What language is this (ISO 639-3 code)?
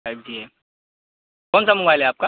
urd